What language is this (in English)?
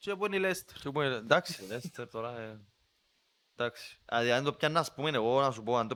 Greek